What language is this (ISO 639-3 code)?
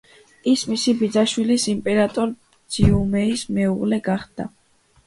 kat